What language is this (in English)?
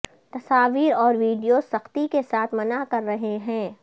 Urdu